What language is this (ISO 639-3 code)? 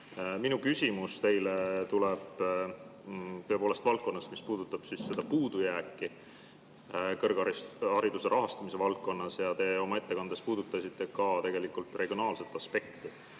est